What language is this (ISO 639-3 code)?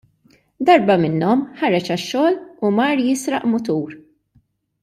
mlt